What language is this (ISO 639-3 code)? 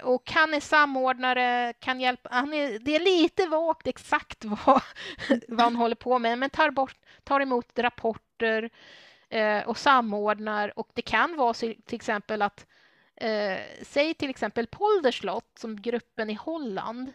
swe